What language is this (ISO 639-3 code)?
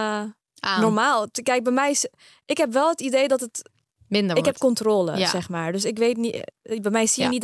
nld